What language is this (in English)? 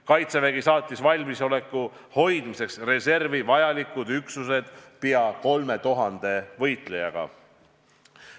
Estonian